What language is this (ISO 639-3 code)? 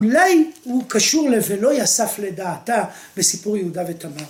heb